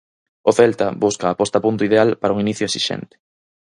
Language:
Galician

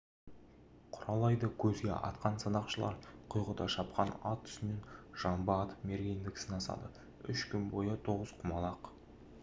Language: Kazakh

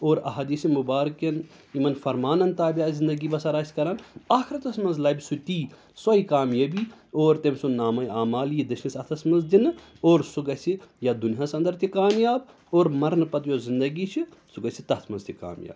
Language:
Kashmiri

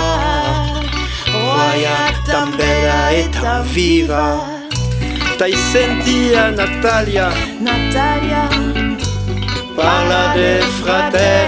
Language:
Spanish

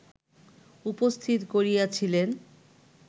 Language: Bangla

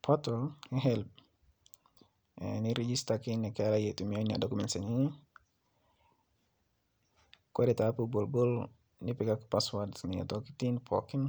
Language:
Masai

